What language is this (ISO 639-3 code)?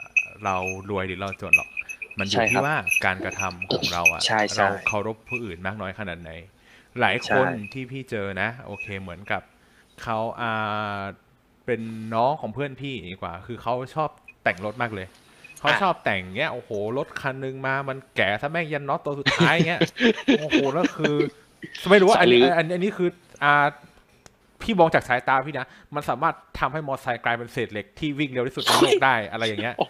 tha